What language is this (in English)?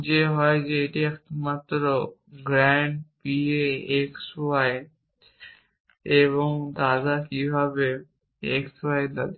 Bangla